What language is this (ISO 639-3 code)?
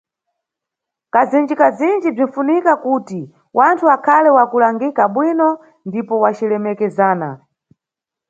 nyu